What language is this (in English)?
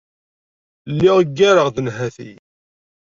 Kabyle